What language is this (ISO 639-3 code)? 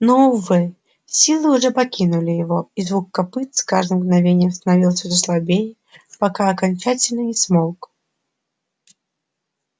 rus